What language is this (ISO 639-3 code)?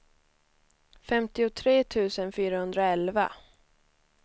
swe